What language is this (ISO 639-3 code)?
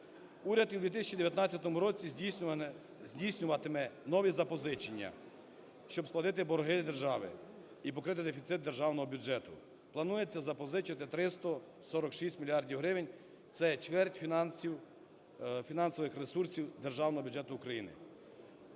ukr